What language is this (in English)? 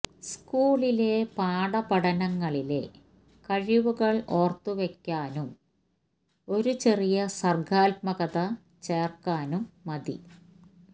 Malayalam